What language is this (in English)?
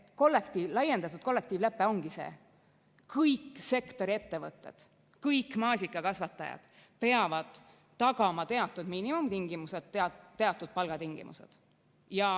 Estonian